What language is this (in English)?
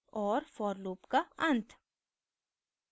Hindi